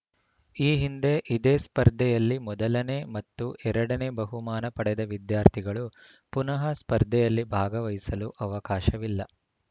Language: Kannada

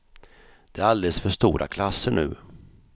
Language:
Swedish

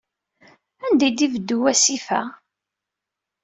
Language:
Kabyle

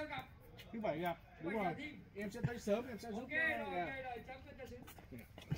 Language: Vietnamese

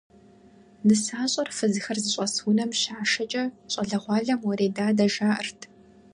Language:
Kabardian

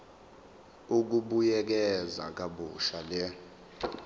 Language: Zulu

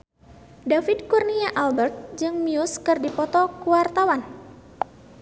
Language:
Sundanese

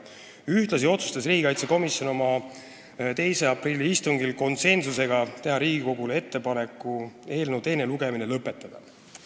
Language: Estonian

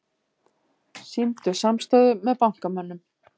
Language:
Icelandic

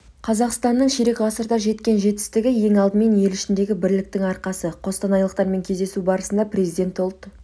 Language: Kazakh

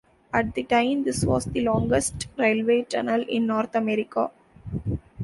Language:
English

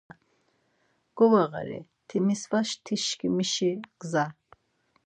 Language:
Laz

